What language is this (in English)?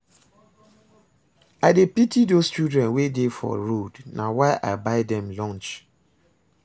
Nigerian Pidgin